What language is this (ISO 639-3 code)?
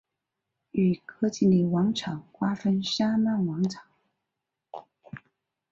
zho